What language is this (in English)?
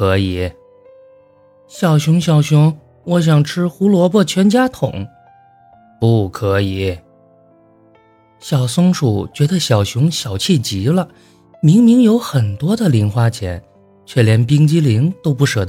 Chinese